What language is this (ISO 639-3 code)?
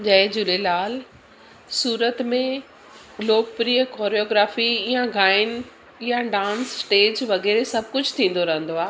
snd